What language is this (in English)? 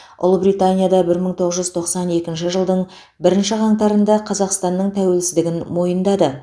Kazakh